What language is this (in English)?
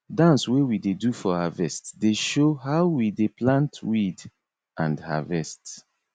Nigerian Pidgin